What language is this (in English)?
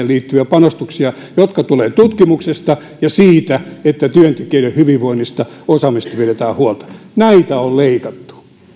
Finnish